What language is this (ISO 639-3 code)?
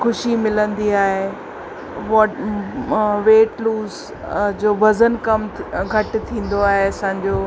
snd